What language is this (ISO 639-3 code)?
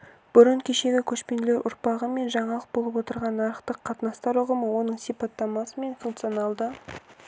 kaz